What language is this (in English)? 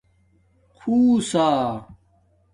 Domaaki